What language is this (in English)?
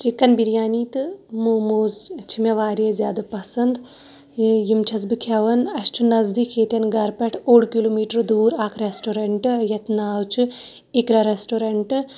Kashmiri